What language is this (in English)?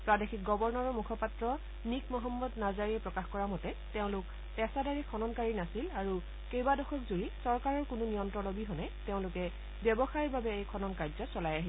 Assamese